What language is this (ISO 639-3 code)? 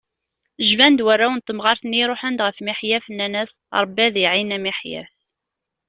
kab